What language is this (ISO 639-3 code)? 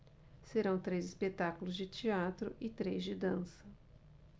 por